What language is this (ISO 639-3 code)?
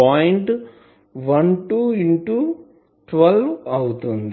tel